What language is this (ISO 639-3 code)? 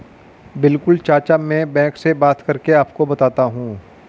hin